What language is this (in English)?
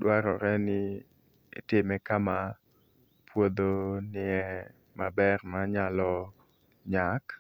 Luo (Kenya and Tanzania)